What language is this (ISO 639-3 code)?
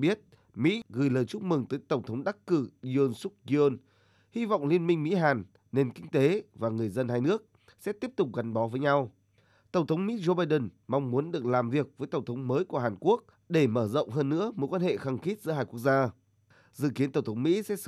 vie